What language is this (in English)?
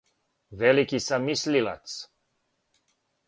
Serbian